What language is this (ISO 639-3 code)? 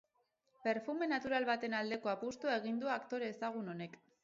eus